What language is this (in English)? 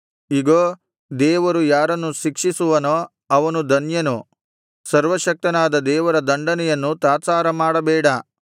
Kannada